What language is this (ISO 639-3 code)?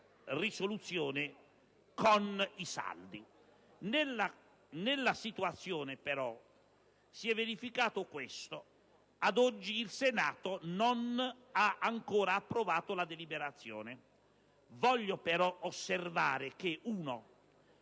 ita